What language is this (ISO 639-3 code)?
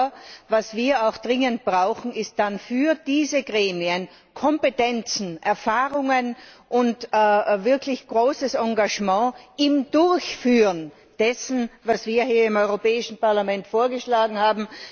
deu